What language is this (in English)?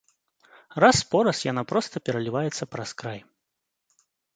Belarusian